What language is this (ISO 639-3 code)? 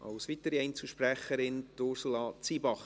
gsw